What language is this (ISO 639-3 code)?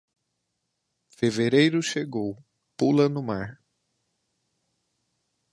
por